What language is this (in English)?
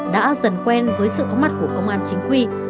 Vietnamese